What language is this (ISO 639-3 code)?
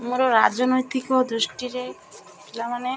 ori